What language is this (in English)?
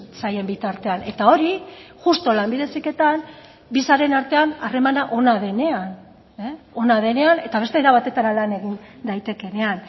Basque